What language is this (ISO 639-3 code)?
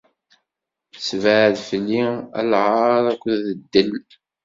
kab